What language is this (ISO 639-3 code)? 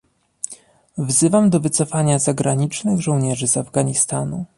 pol